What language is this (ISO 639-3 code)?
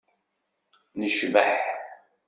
kab